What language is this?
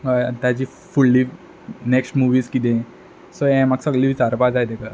Konkani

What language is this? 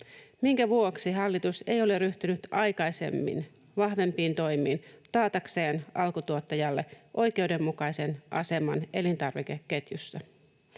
Finnish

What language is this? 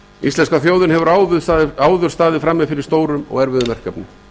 Icelandic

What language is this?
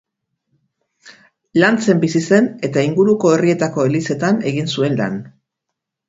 Basque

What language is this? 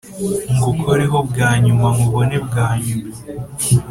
Kinyarwanda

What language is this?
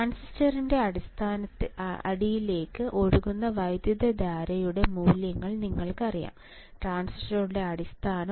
Malayalam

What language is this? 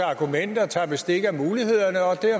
Danish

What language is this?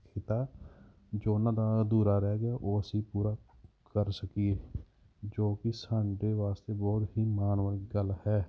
Punjabi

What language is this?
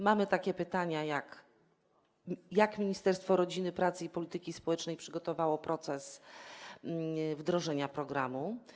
Polish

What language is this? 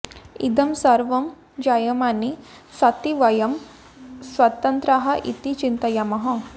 Sanskrit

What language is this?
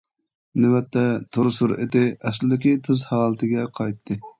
Uyghur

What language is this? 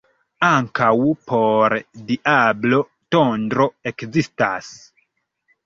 Esperanto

